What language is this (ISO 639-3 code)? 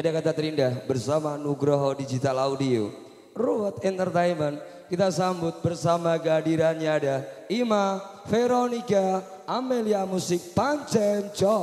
ind